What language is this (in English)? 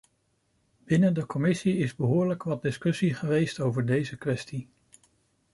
Dutch